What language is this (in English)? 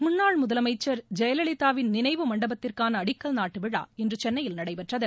Tamil